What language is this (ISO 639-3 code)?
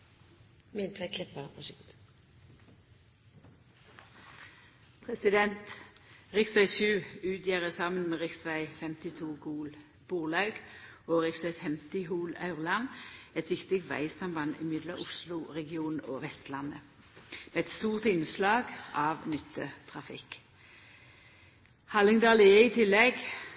nno